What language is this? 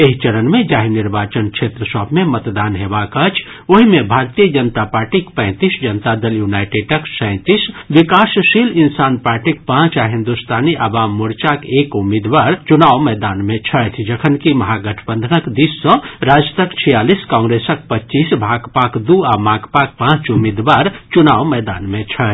Maithili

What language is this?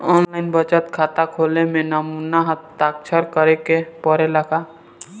Bhojpuri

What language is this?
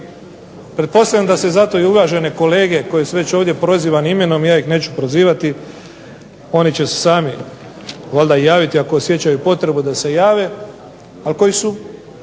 Croatian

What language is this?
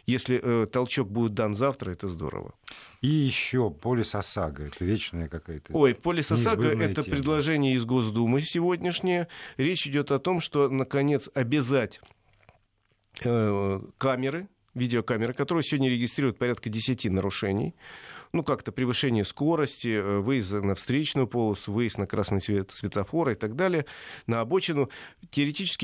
Russian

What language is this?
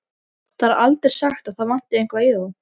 Icelandic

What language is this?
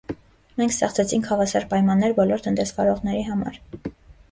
Armenian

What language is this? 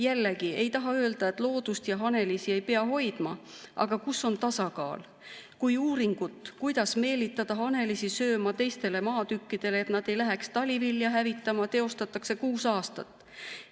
Estonian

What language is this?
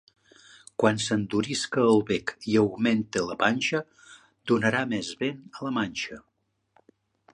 Catalan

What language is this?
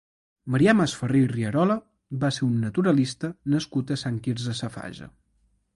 Catalan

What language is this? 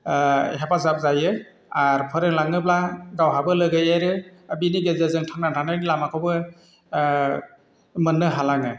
Bodo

